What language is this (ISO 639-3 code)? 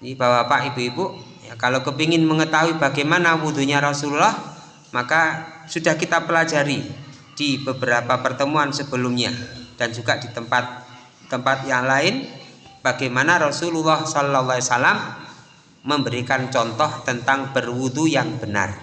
ind